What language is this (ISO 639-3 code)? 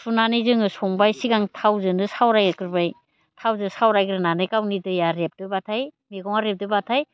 brx